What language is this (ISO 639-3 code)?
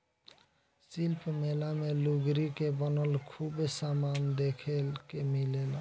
bho